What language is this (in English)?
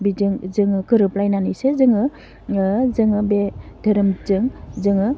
Bodo